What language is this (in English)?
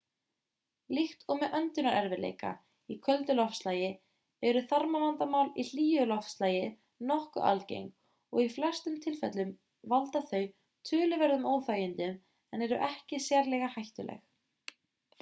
Icelandic